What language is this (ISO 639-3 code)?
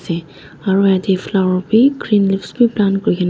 nag